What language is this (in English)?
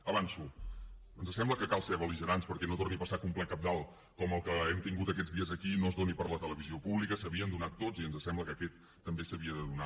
Catalan